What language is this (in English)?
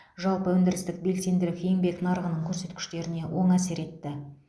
Kazakh